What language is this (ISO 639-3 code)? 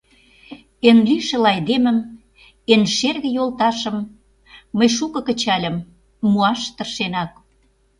chm